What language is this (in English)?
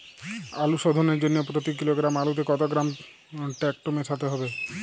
Bangla